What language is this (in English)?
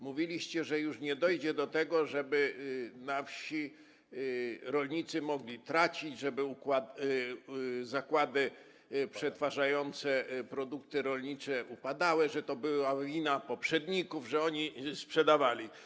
Polish